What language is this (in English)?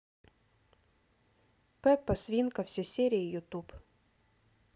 Russian